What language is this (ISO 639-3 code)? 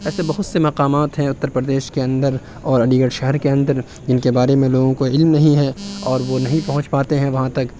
urd